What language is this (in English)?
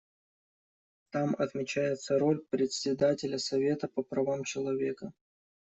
Russian